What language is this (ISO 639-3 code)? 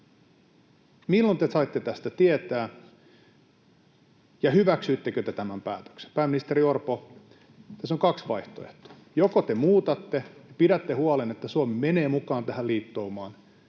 fin